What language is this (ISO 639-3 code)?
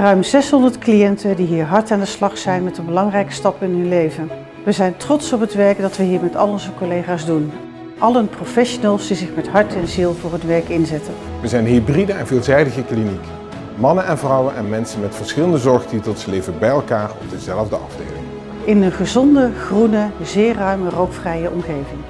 nld